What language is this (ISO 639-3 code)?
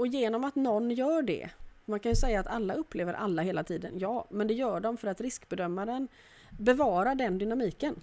swe